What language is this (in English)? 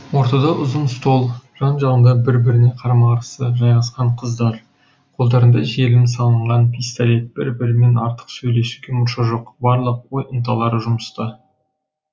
Kazakh